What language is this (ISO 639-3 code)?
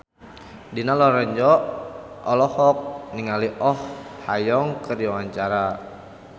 sun